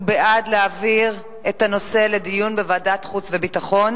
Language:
Hebrew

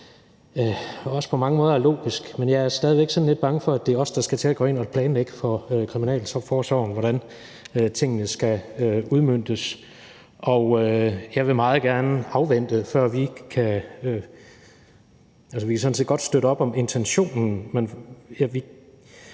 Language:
Danish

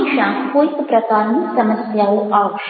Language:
Gujarati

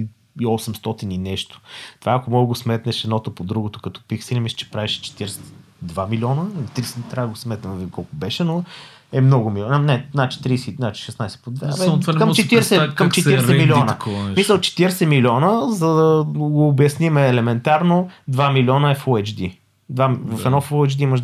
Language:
Bulgarian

